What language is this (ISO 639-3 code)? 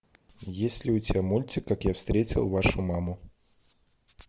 rus